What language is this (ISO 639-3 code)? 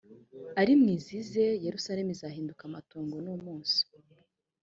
kin